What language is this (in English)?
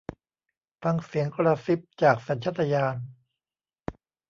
Thai